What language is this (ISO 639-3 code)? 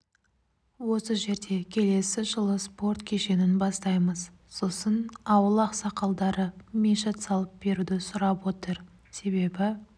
kaz